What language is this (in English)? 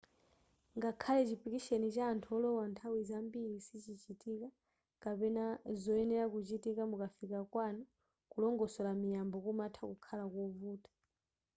Nyanja